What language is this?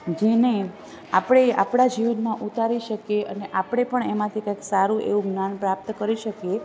Gujarati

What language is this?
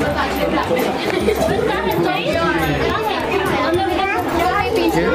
Hindi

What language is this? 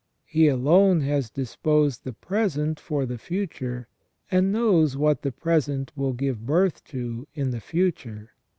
English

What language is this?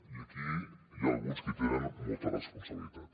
Catalan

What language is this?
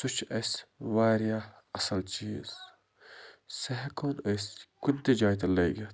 Kashmiri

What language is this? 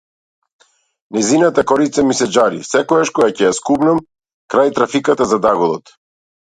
Macedonian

